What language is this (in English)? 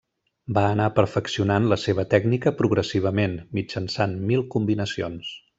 Catalan